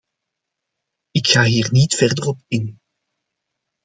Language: Dutch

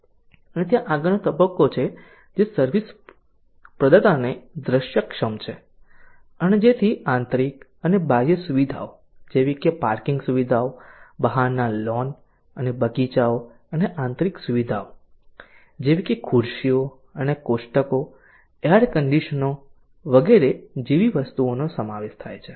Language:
Gujarati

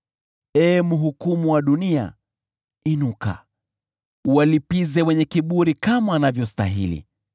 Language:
Swahili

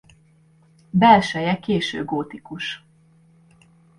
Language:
Hungarian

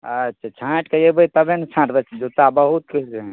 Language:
Maithili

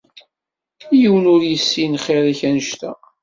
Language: Kabyle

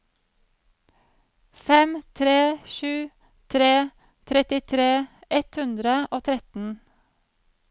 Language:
Norwegian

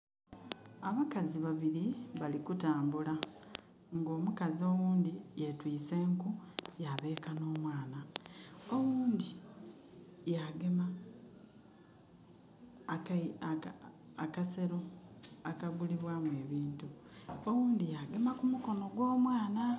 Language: Soga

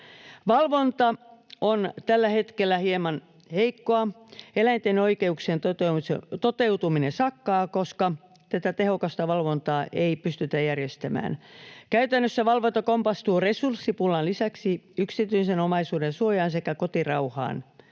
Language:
Finnish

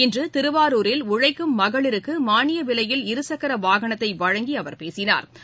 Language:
Tamil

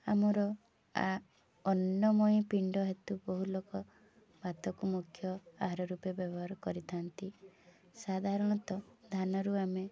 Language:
Odia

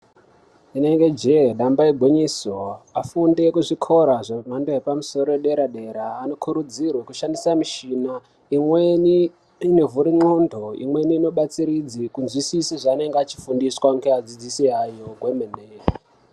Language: Ndau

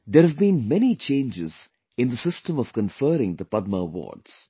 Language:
English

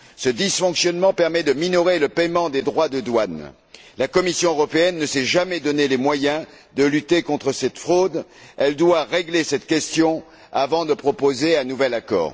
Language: French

